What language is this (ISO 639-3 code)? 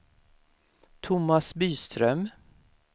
swe